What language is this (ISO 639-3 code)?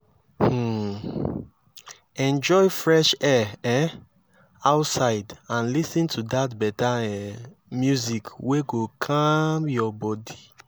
pcm